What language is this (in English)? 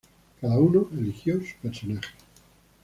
Spanish